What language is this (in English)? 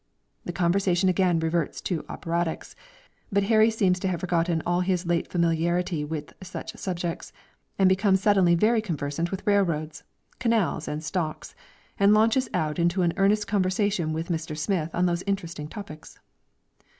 English